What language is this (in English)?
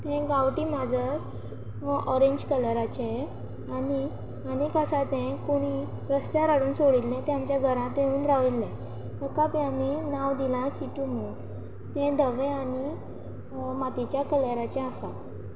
Konkani